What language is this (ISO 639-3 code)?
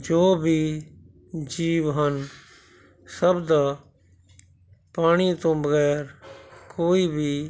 pan